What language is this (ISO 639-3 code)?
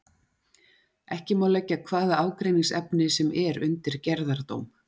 isl